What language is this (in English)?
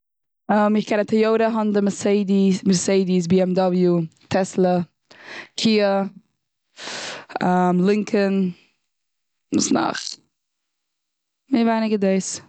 Yiddish